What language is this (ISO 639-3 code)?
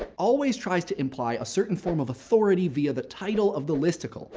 eng